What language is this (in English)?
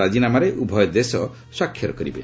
Odia